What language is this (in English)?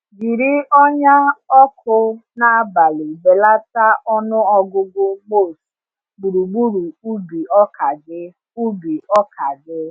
Igbo